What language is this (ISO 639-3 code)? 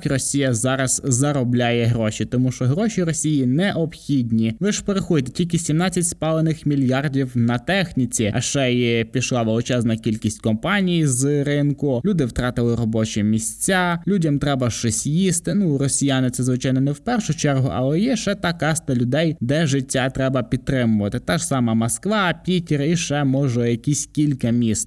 ukr